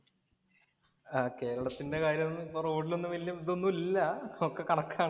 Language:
Malayalam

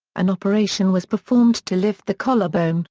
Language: English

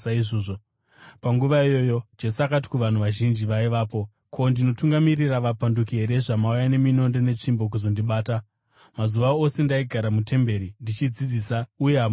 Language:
Shona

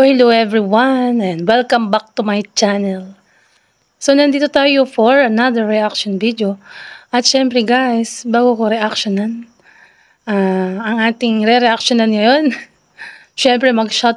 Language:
Filipino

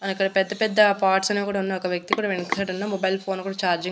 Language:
Telugu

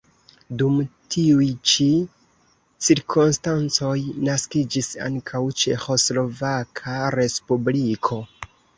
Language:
Esperanto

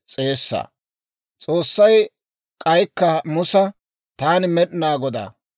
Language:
Dawro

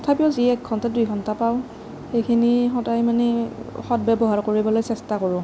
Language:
Assamese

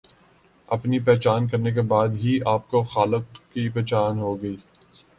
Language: Urdu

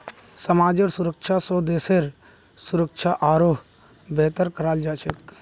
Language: Magahi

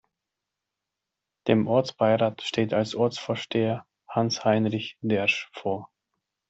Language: German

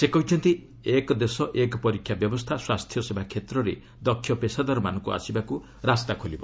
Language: Odia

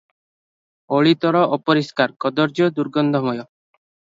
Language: Odia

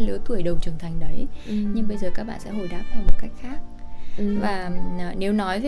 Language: Vietnamese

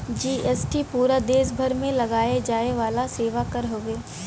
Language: Bhojpuri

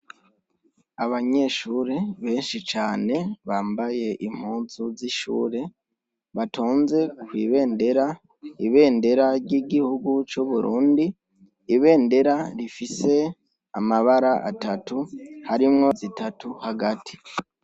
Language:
Rundi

